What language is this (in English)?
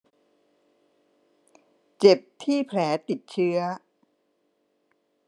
Thai